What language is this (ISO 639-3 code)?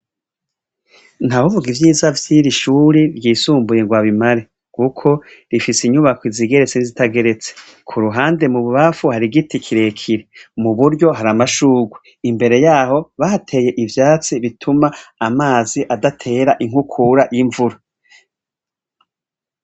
run